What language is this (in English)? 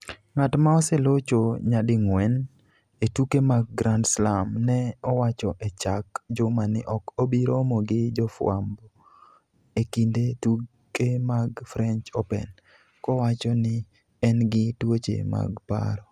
Luo (Kenya and Tanzania)